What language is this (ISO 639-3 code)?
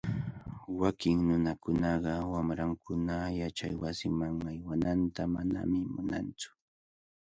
qvl